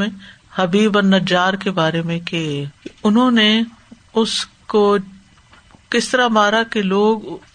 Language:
Urdu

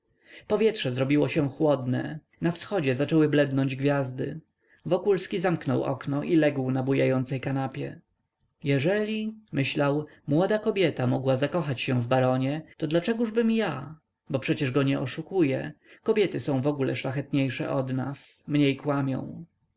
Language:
Polish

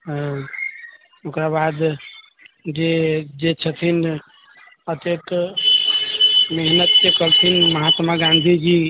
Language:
Maithili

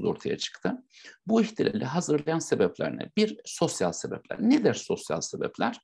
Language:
Turkish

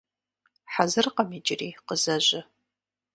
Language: Kabardian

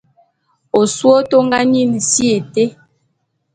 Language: Bulu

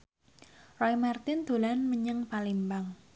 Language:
Javanese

